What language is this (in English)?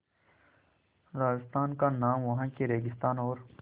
Hindi